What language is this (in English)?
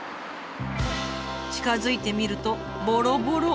Japanese